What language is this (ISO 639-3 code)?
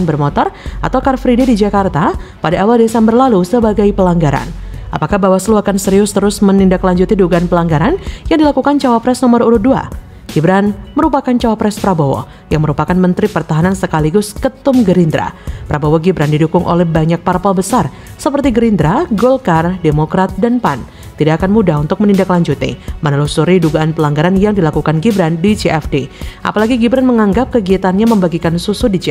ind